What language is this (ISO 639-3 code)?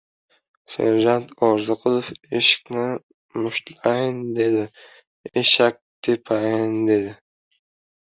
uzb